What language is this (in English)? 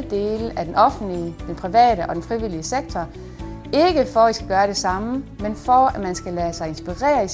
Danish